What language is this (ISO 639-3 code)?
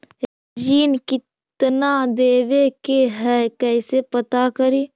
mag